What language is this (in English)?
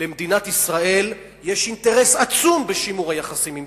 Hebrew